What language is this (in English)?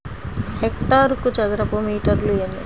Telugu